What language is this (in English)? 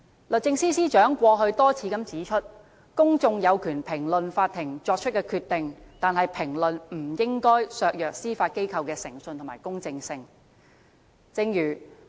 Cantonese